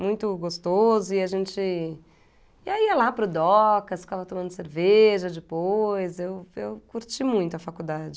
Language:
Portuguese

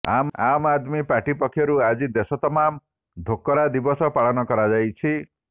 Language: Odia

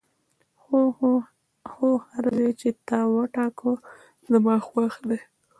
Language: Pashto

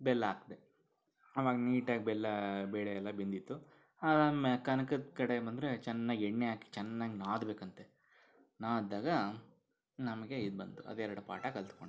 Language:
Kannada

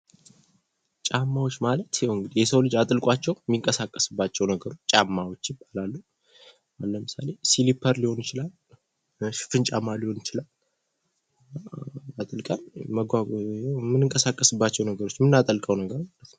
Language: Amharic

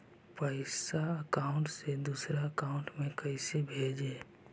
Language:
Magahi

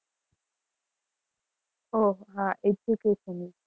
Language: Gujarati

